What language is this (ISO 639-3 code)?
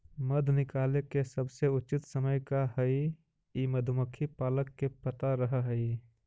mag